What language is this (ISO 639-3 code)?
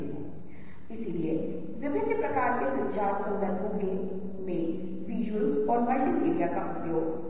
hin